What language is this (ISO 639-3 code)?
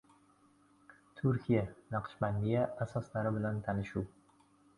uzb